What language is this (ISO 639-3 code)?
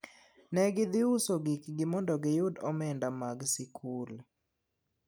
luo